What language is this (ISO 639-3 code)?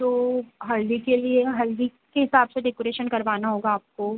hin